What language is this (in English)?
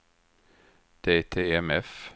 Swedish